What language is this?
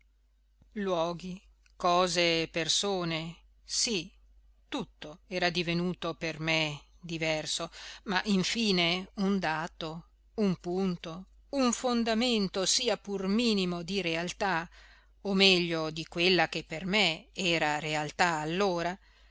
Italian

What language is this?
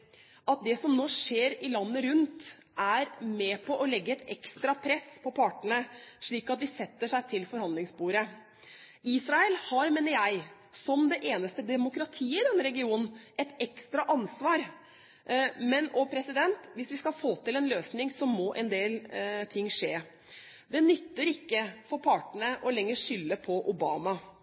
Norwegian Bokmål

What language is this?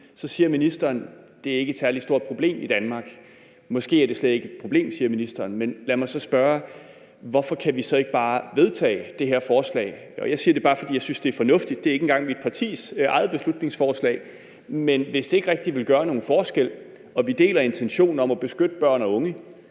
Danish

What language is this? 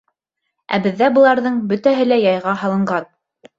Bashkir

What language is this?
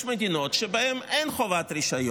Hebrew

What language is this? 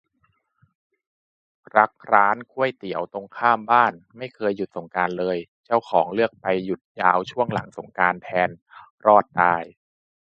Thai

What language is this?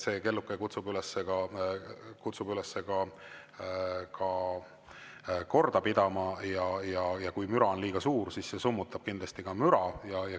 Estonian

